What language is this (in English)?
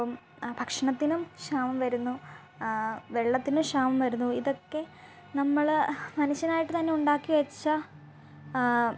Malayalam